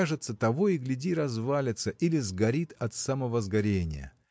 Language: Russian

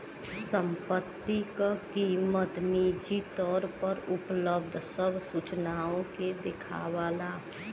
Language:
Bhojpuri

